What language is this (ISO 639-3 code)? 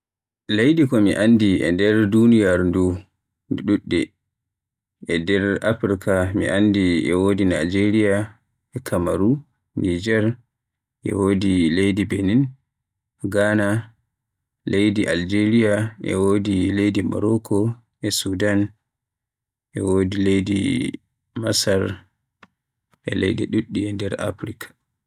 fuh